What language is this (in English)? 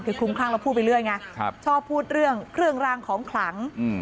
Thai